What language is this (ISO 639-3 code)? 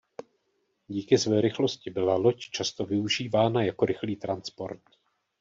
ces